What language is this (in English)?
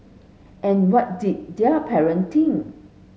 English